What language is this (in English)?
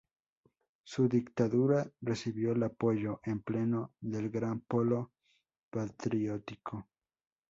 Spanish